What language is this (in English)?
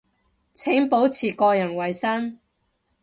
Cantonese